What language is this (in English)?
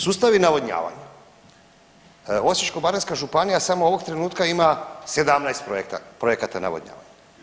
Croatian